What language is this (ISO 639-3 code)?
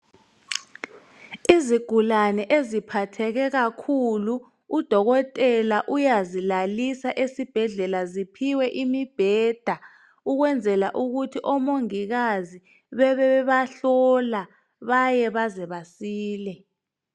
nde